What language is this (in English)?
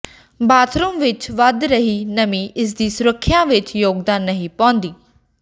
Punjabi